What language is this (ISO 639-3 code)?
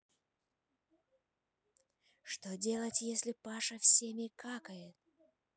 rus